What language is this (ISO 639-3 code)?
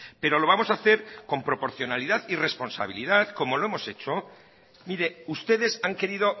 spa